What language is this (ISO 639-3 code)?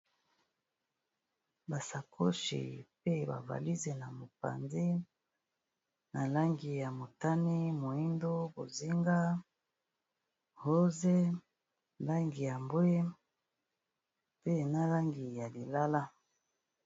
lin